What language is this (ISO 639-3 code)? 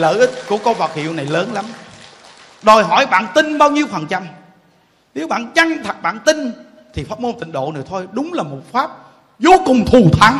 vie